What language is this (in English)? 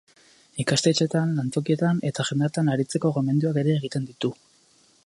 Basque